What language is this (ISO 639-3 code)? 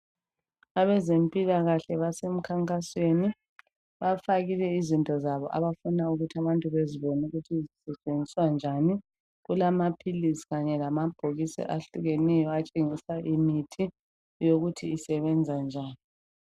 nde